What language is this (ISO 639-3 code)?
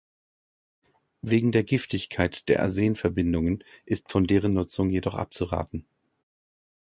deu